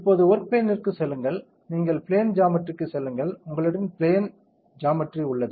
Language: Tamil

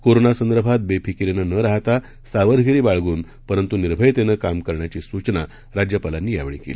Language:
Marathi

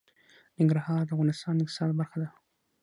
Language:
Pashto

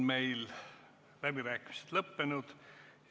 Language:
Estonian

